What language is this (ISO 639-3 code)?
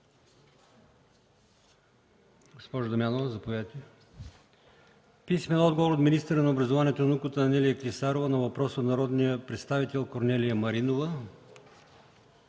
bul